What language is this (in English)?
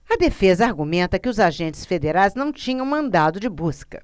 Portuguese